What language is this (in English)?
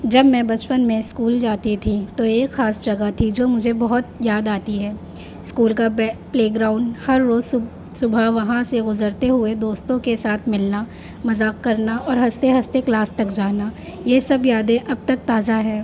Urdu